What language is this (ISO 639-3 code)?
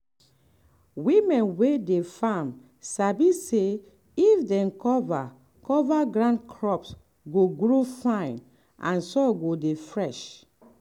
pcm